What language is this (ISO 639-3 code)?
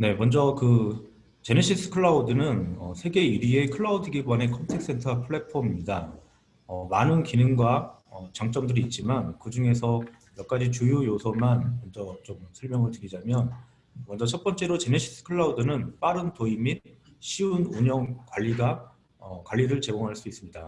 kor